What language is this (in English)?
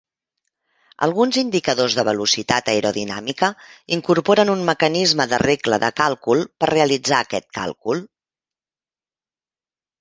Catalan